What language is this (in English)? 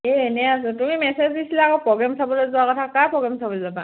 Assamese